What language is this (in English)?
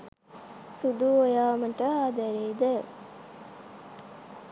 Sinhala